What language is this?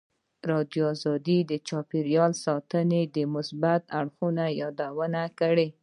Pashto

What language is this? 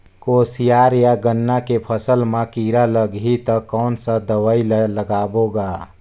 Chhattisgarhi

